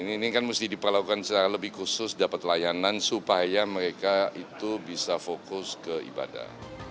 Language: Indonesian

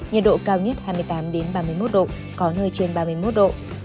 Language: Vietnamese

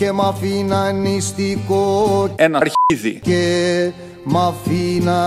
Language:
Greek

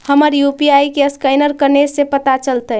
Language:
Magahi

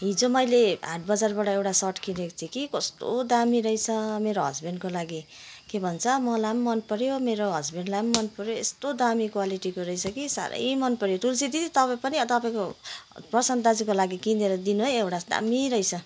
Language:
Nepali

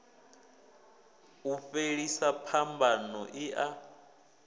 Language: Venda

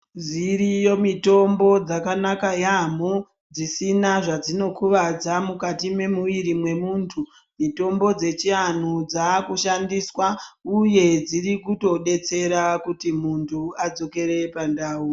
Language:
Ndau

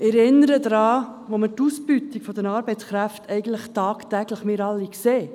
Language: Swiss German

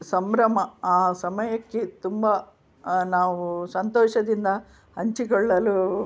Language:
Kannada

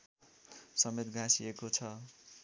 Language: Nepali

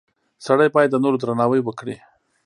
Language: Pashto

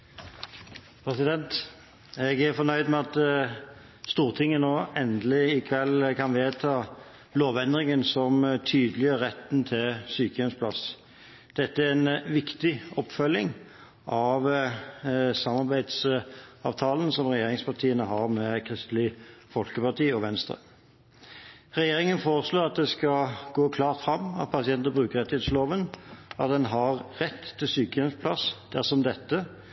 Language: Norwegian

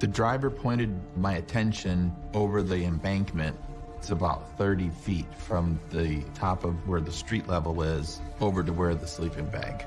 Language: English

